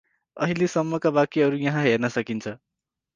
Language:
Nepali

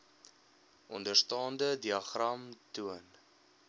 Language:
Afrikaans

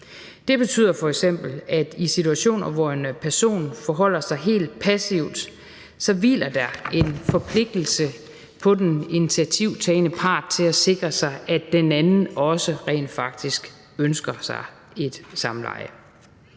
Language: Danish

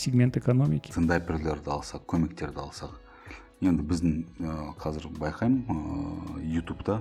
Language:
Russian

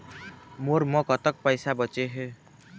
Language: Chhattisgarhi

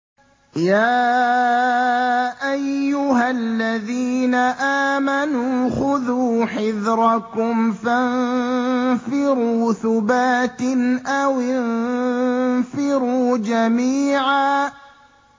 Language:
Arabic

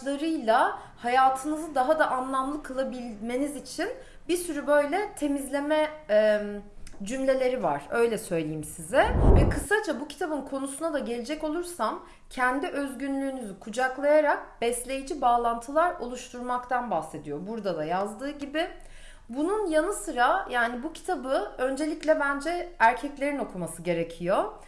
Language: Turkish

